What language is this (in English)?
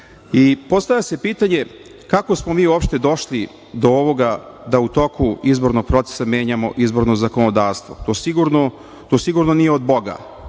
Serbian